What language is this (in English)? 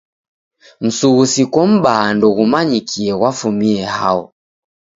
Taita